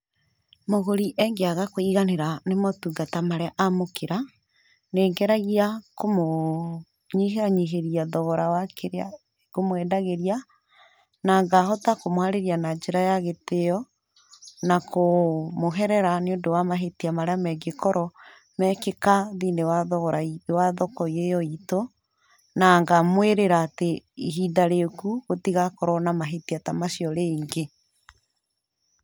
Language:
Kikuyu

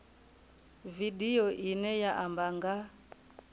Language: Venda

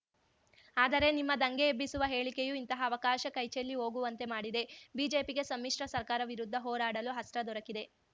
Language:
Kannada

